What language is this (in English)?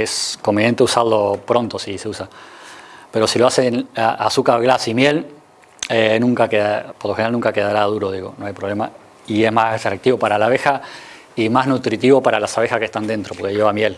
Spanish